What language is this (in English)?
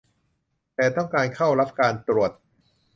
Thai